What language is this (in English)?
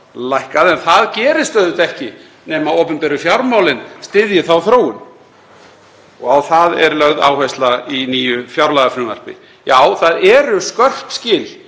Icelandic